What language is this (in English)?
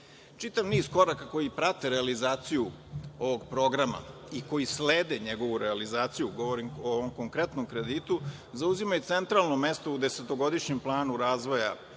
Serbian